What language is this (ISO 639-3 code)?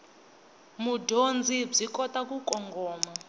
tso